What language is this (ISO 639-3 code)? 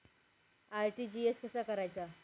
mar